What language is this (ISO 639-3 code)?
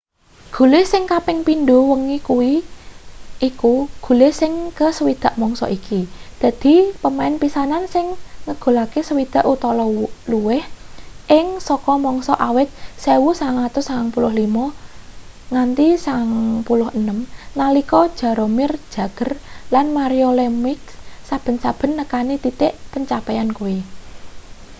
jav